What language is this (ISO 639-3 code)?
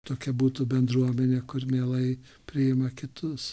lit